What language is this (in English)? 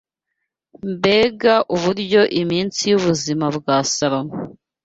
Kinyarwanda